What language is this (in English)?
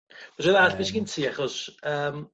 Welsh